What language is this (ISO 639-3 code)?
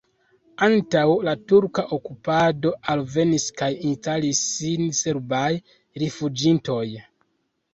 epo